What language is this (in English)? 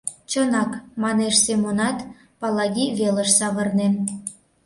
Mari